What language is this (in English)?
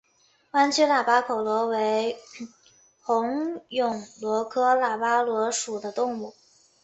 Chinese